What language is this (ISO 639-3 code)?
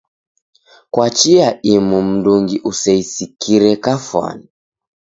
dav